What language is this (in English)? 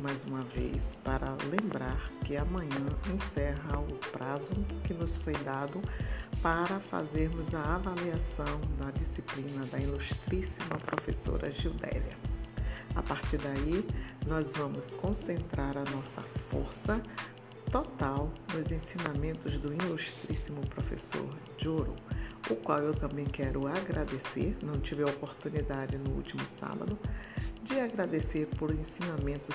Portuguese